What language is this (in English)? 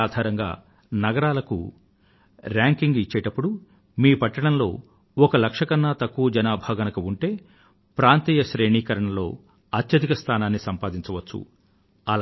Telugu